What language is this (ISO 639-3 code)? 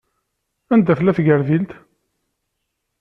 kab